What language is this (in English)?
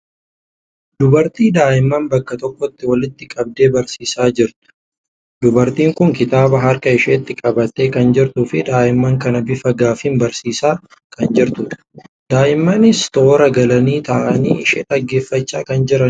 Oromo